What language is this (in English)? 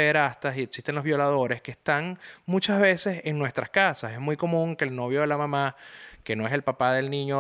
Spanish